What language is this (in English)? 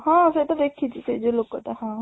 Odia